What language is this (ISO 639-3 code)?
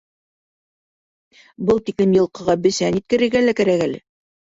bak